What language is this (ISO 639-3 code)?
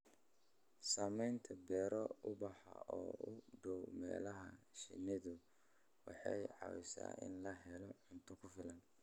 som